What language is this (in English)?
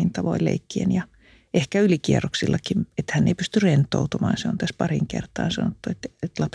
Finnish